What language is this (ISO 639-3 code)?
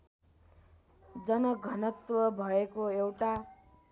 nep